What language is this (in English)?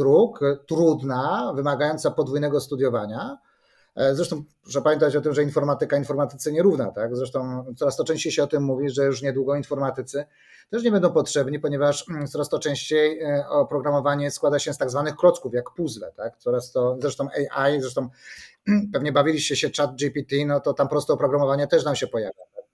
Polish